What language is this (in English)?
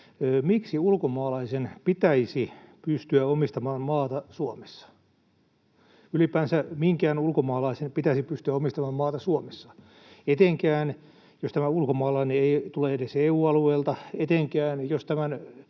Finnish